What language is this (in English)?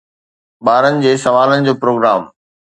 Sindhi